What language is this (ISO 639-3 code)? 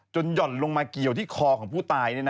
tha